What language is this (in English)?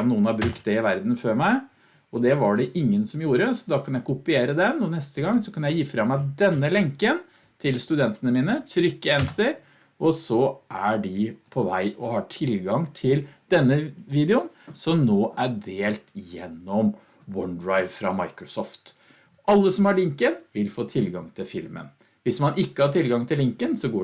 Norwegian